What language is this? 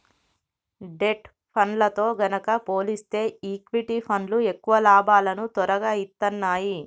Telugu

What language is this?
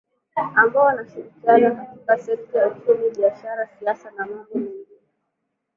Swahili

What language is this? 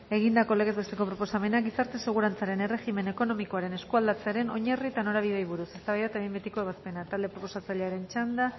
Basque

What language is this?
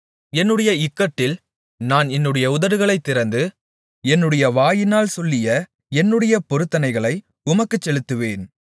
Tamil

